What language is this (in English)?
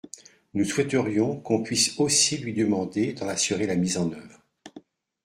French